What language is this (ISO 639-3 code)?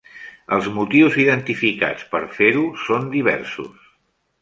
cat